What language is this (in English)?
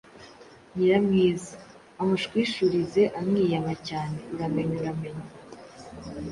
Kinyarwanda